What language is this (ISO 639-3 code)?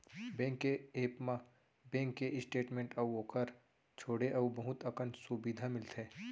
hne